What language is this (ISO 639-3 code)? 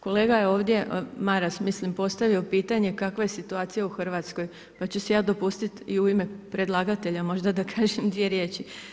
hrv